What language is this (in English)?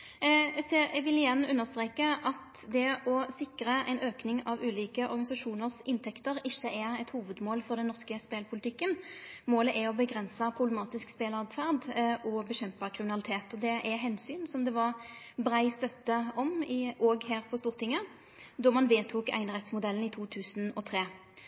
Norwegian Nynorsk